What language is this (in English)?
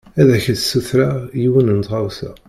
Kabyle